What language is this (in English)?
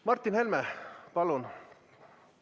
Estonian